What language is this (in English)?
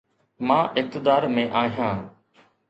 Sindhi